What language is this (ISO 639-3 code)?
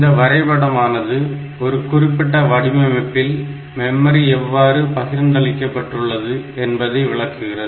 tam